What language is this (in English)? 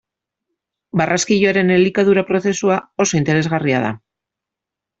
Basque